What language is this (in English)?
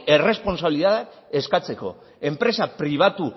Basque